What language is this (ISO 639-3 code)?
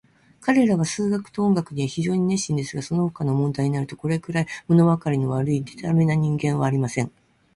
jpn